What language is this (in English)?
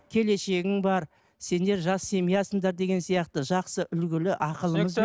Kazakh